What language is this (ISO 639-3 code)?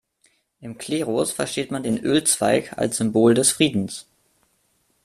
deu